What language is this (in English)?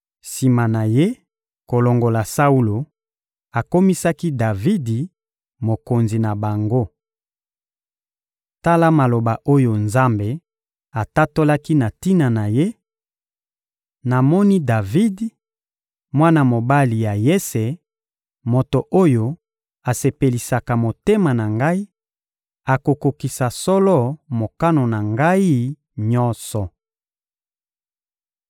Lingala